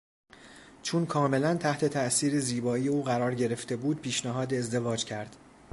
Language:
Persian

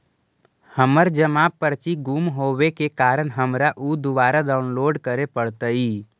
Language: Magahi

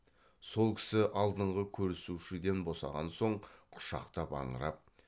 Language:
Kazakh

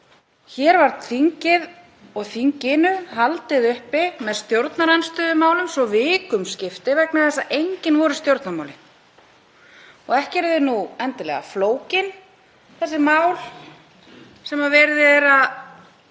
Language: Icelandic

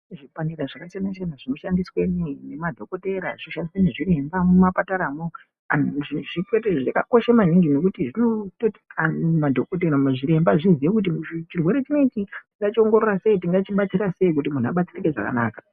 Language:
Ndau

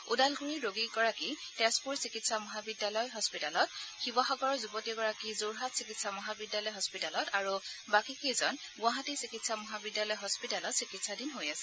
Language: Assamese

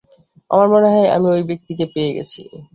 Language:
Bangla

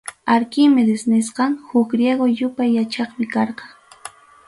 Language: Ayacucho Quechua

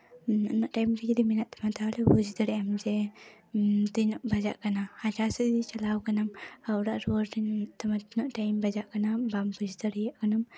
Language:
Santali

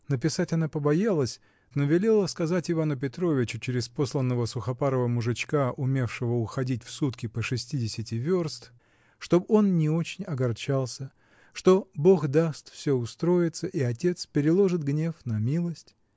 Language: Russian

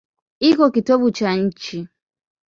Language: Swahili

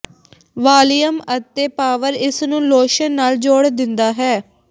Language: Punjabi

